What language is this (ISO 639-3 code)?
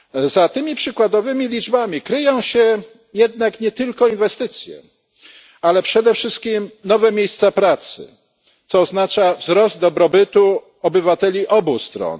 pol